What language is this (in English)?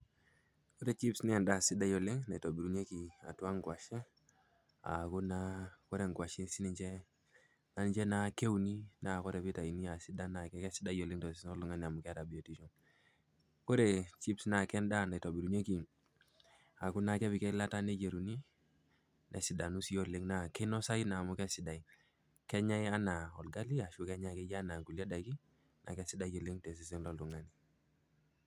Masai